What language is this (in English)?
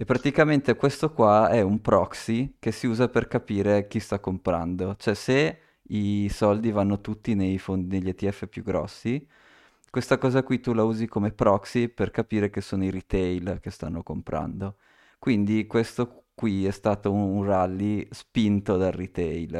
Italian